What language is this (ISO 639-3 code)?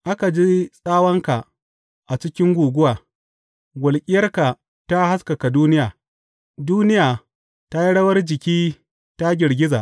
hau